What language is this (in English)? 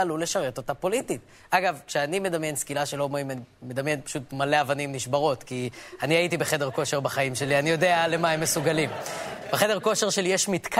Hebrew